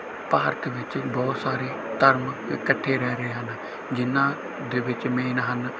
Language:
Punjabi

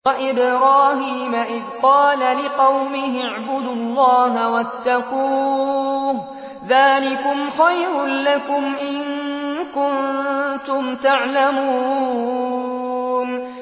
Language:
Arabic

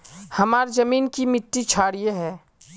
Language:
Magahi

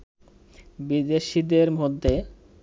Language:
Bangla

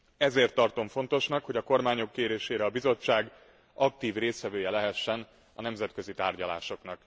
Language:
Hungarian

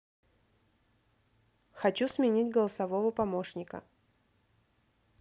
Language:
Russian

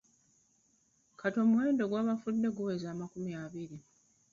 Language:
Ganda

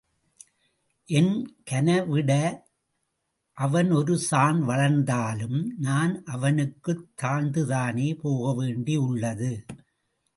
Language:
Tamil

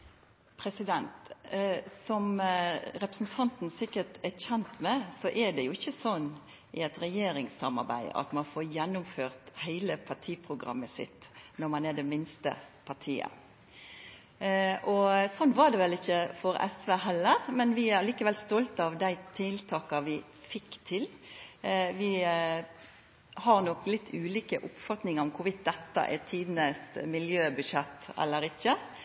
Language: Norwegian Nynorsk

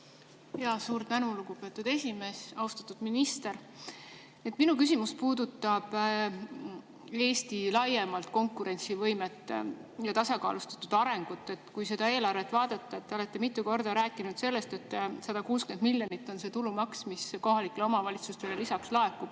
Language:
Estonian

